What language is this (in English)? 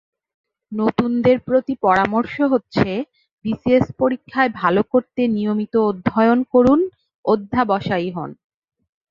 Bangla